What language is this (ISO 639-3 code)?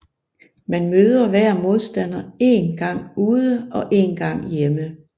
dan